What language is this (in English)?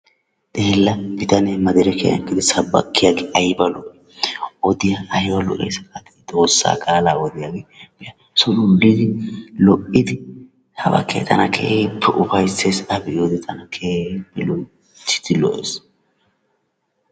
Wolaytta